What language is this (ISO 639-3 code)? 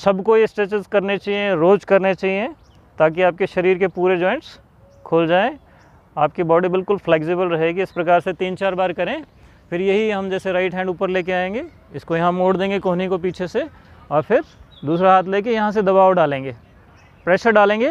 hin